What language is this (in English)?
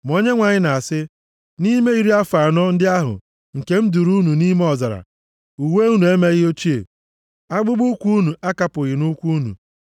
Igbo